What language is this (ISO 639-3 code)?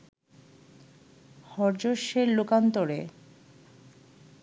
ben